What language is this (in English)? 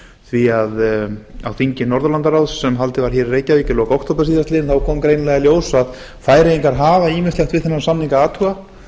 Icelandic